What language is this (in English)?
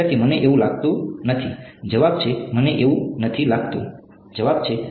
Gujarati